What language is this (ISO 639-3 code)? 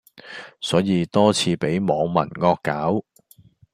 yue